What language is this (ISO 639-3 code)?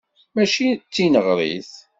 kab